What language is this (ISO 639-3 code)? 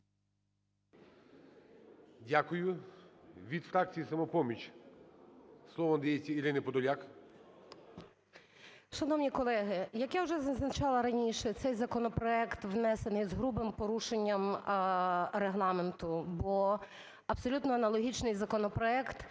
ukr